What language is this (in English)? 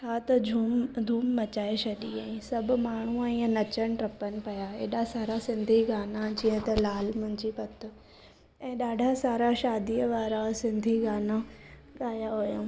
Sindhi